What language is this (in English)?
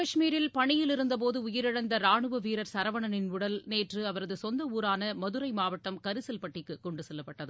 Tamil